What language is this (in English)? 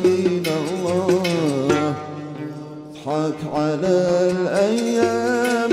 Arabic